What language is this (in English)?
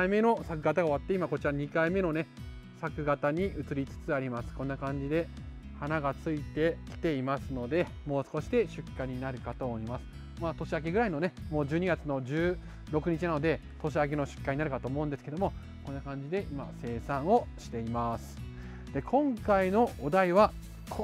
Japanese